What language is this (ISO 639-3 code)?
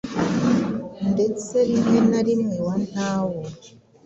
kin